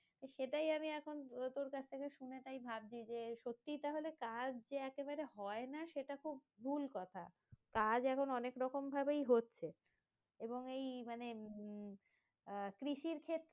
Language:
Bangla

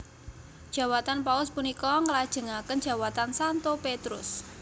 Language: Javanese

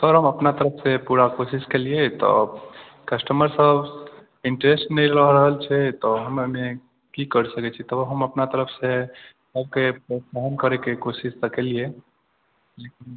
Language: Maithili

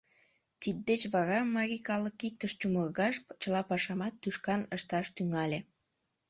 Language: Mari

